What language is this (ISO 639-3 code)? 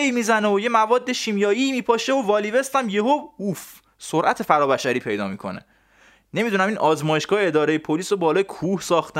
fas